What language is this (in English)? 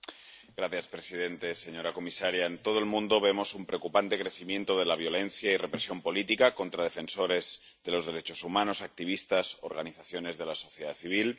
Spanish